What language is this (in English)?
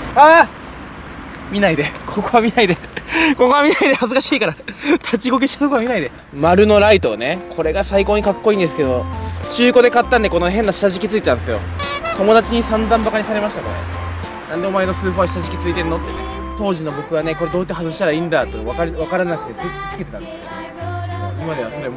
Japanese